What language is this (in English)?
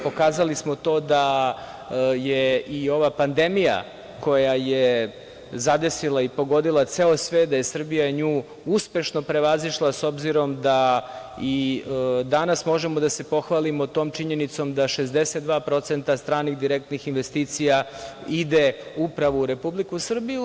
Serbian